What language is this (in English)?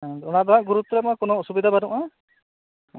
Santali